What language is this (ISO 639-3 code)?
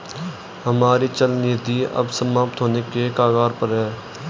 hin